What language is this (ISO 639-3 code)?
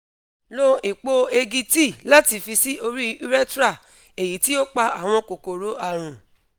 yor